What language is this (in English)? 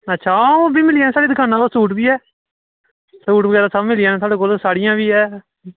Dogri